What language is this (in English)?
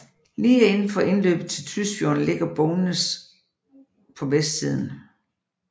Danish